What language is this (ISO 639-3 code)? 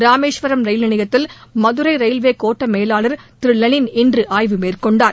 tam